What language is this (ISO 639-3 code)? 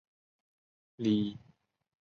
zho